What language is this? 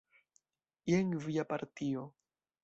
Esperanto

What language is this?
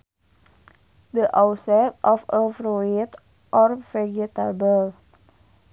Sundanese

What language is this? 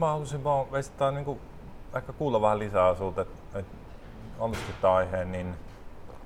Finnish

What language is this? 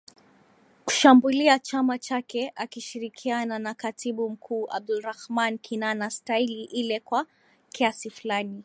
Swahili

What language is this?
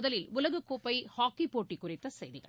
Tamil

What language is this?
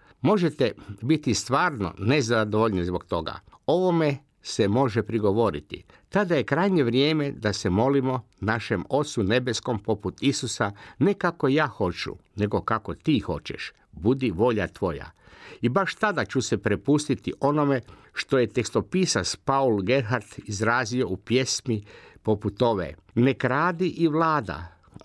Croatian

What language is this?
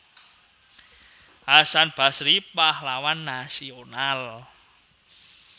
Javanese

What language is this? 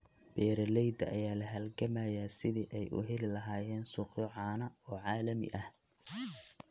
Somali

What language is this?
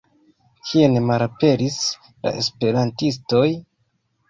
Esperanto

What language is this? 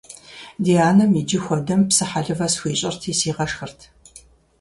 Kabardian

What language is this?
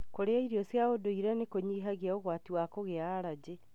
Kikuyu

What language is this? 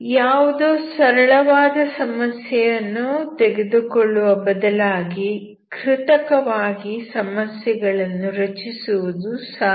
Kannada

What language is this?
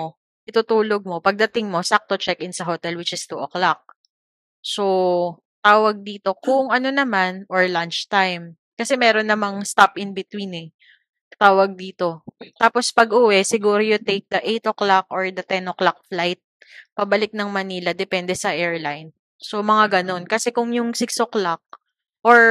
Filipino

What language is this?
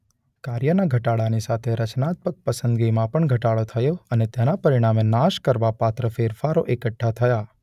Gujarati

